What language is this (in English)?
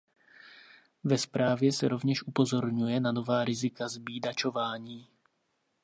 Czech